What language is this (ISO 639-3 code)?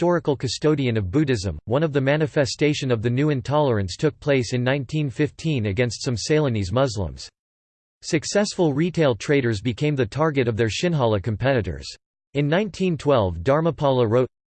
eng